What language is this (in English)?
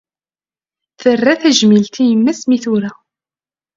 Kabyle